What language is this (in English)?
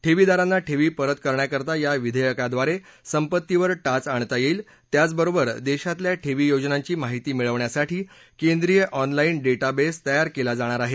Marathi